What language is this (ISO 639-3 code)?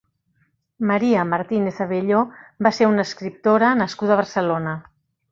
cat